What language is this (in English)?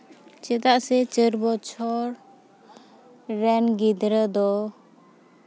Santali